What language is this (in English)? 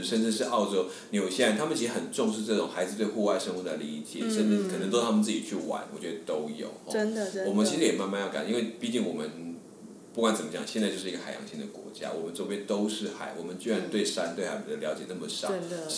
Chinese